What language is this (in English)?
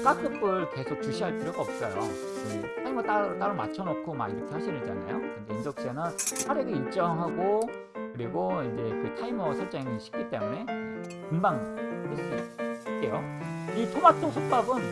Korean